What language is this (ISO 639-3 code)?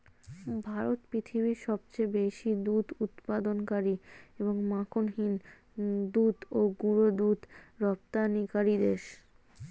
ben